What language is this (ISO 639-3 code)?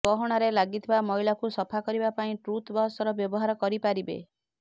ori